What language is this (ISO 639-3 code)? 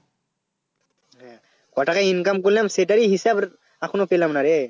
ben